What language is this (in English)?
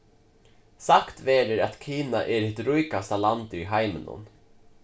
Faroese